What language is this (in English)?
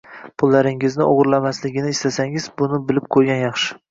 Uzbek